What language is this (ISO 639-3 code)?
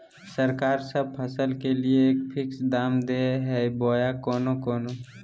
mag